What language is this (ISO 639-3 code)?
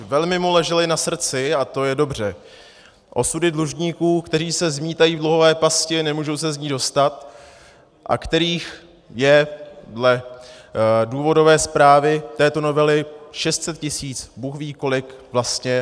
ces